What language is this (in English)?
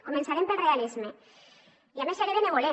Catalan